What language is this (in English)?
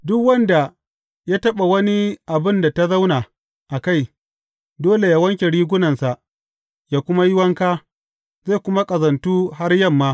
Hausa